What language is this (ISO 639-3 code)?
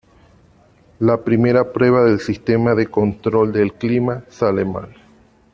spa